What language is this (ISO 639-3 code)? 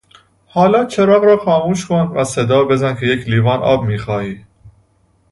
fas